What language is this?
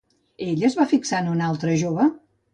Catalan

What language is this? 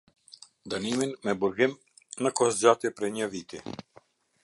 Albanian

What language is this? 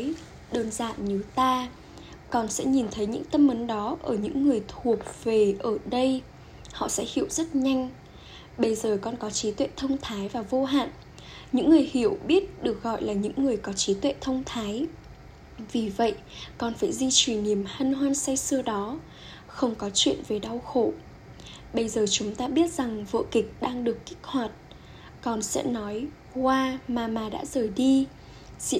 Vietnamese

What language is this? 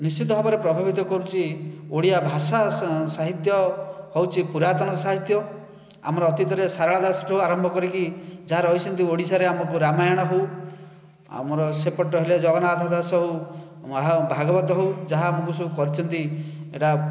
Odia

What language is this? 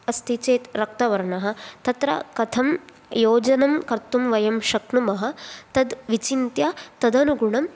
Sanskrit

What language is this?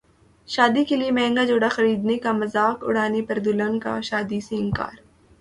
Urdu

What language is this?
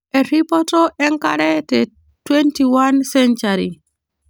Masai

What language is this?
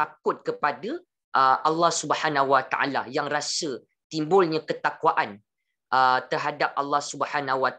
Malay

